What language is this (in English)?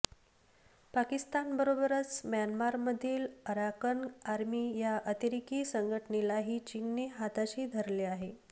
Marathi